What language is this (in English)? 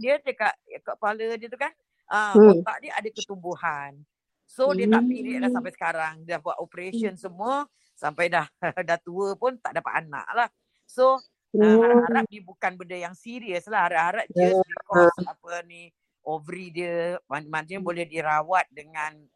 Malay